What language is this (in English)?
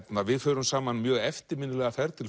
Icelandic